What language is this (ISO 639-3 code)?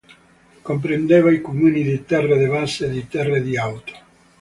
ita